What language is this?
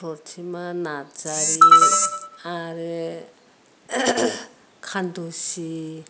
Bodo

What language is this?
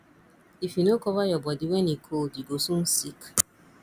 Nigerian Pidgin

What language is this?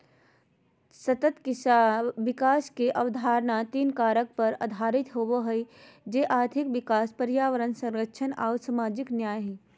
Magahi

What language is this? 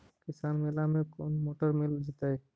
Magahi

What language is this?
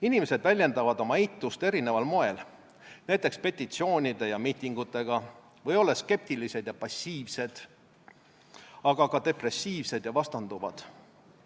Estonian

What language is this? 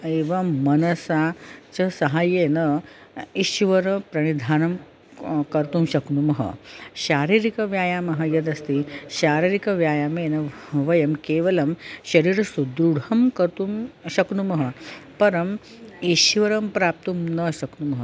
Sanskrit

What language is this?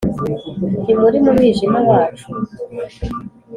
Kinyarwanda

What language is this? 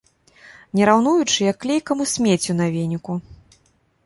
Belarusian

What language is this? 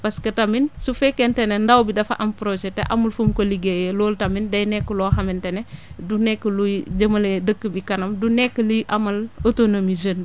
Wolof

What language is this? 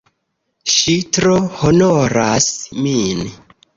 Esperanto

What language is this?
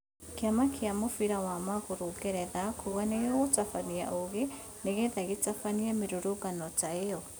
Kikuyu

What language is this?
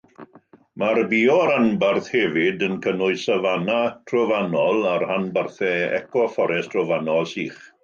Welsh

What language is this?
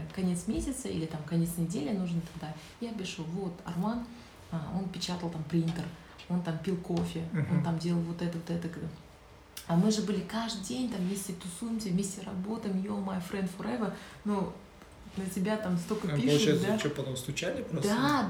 Russian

